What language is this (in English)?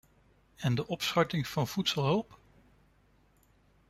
Dutch